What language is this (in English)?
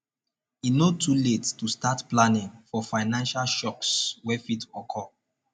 Nigerian Pidgin